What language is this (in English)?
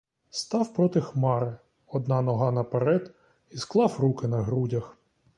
Ukrainian